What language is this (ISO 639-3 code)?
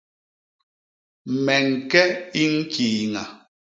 bas